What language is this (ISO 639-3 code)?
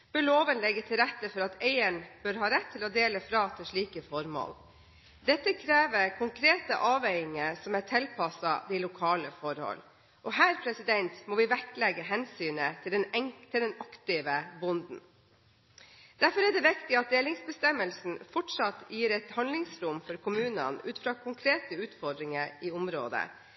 nob